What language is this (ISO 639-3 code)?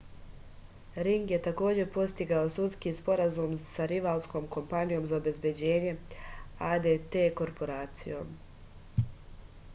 srp